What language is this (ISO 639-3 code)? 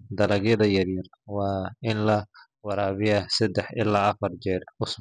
som